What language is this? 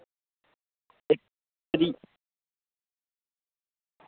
Dogri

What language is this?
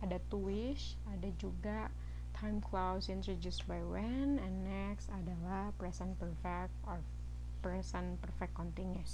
Indonesian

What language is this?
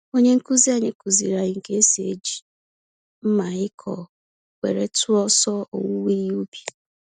Igbo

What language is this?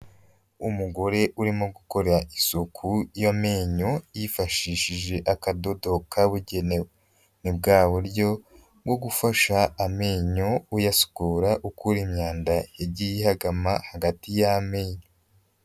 Kinyarwanda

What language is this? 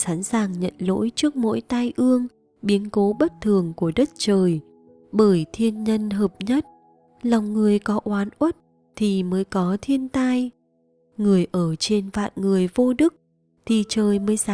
Vietnamese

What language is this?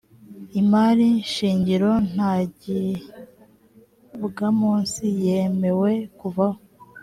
Kinyarwanda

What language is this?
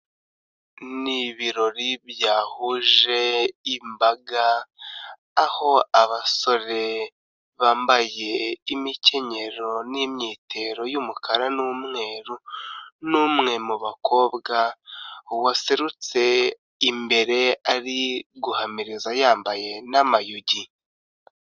Kinyarwanda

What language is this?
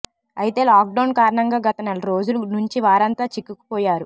Telugu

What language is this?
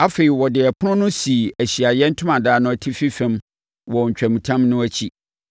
Akan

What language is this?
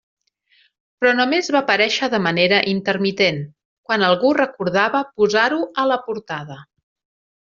Catalan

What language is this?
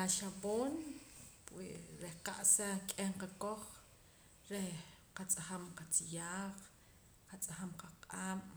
Poqomam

